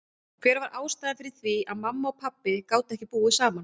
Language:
Icelandic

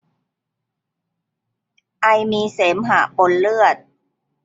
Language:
Thai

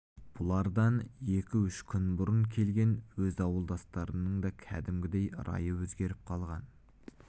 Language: Kazakh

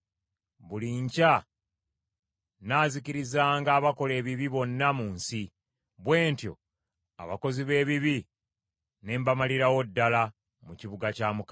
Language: Ganda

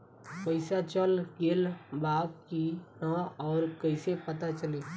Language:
Bhojpuri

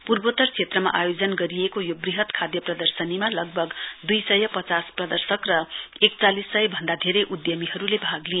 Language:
Nepali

